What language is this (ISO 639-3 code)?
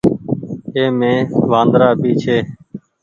gig